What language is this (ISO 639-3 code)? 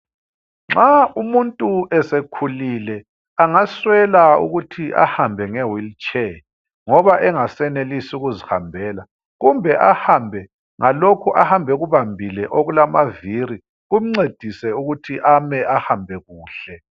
nde